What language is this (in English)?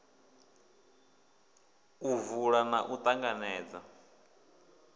Venda